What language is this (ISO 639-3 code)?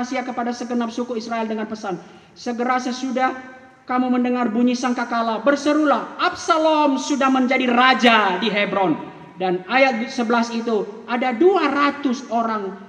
ind